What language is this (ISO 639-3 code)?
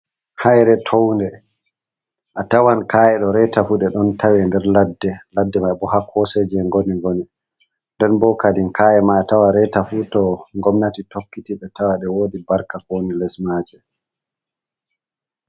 ful